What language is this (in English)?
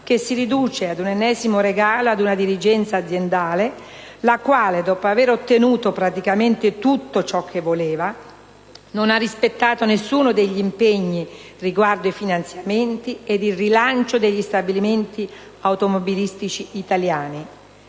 Italian